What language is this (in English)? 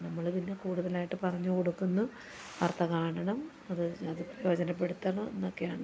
Malayalam